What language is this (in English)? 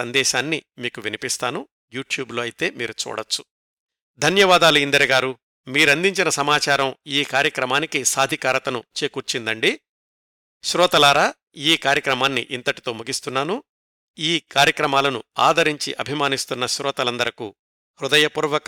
Telugu